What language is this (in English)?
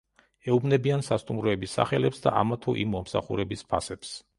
Georgian